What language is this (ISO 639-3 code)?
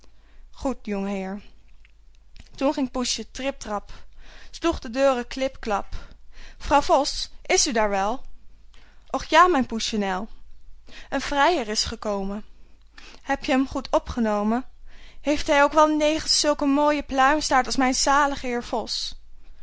nld